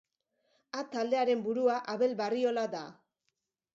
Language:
Basque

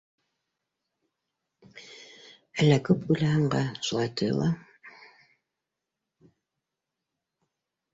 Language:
Bashkir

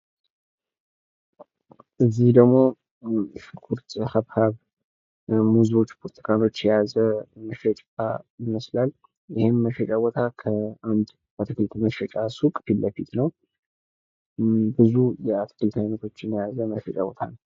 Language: Amharic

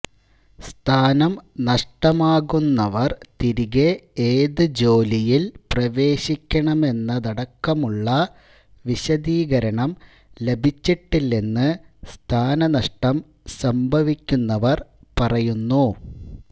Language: Malayalam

